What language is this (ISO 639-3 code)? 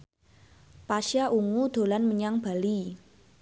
jav